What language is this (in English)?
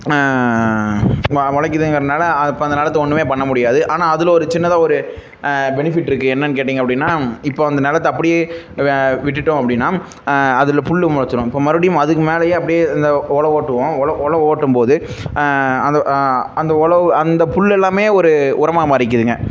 Tamil